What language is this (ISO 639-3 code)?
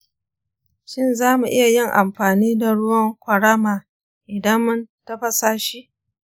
hau